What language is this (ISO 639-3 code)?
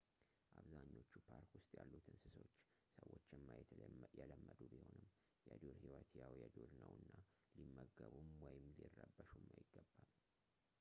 amh